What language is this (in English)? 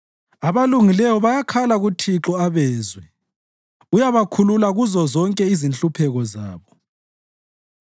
North Ndebele